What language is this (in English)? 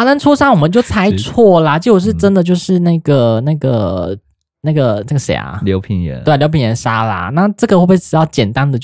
Chinese